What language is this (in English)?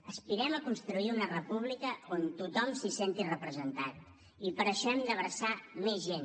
Catalan